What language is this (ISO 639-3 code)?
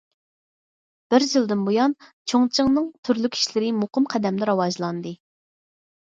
uig